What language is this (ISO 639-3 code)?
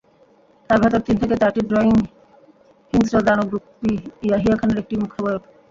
ben